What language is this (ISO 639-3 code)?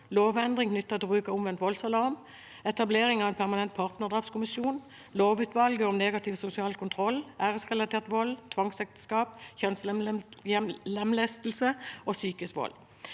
nor